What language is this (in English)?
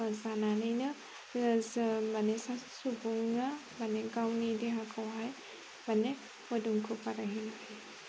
Bodo